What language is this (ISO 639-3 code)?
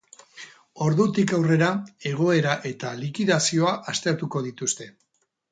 eus